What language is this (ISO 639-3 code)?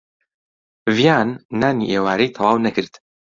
ckb